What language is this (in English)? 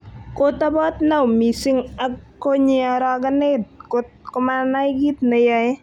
Kalenjin